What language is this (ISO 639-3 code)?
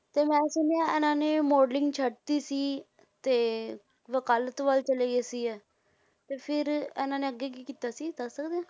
pan